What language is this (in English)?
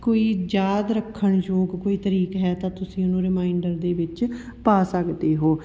Punjabi